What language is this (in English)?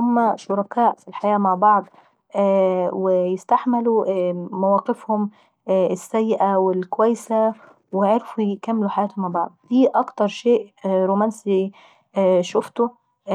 Saidi Arabic